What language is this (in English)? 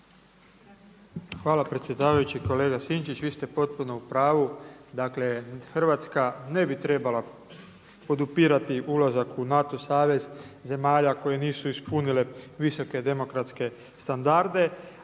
Croatian